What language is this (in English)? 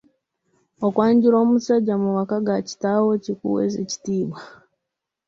Ganda